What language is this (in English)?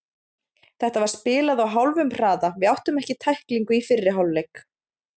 Icelandic